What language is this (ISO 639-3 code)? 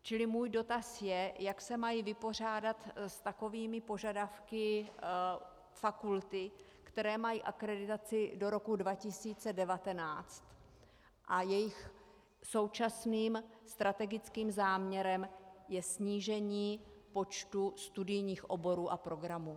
ces